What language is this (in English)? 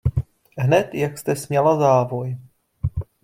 Czech